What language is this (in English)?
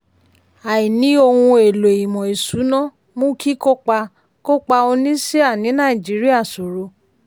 Yoruba